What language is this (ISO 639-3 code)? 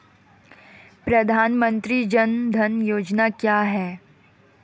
hin